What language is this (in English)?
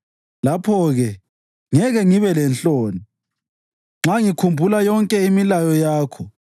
North Ndebele